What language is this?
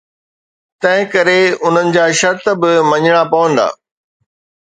Sindhi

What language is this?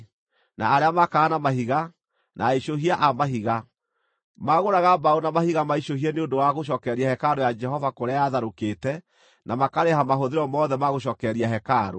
Kikuyu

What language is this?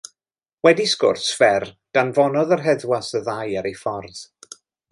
Welsh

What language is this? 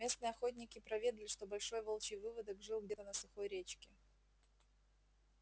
Russian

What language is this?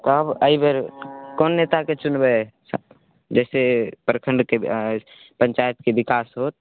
Maithili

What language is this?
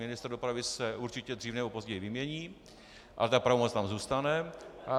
Czech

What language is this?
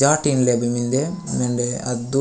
Gondi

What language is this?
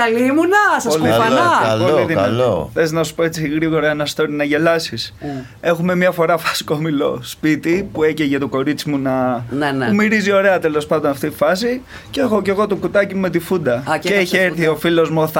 Greek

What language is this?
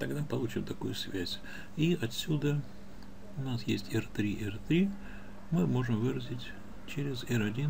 Russian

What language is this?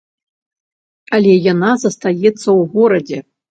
Belarusian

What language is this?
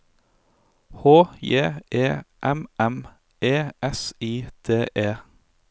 Norwegian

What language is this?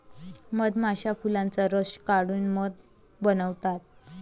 Marathi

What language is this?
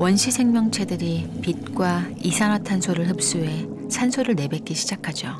Korean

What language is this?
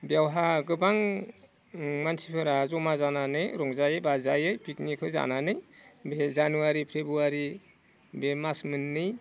Bodo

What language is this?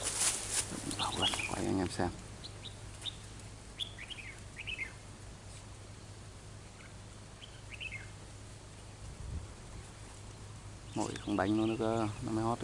Vietnamese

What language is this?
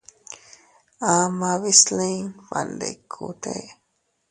Teutila Cuicatec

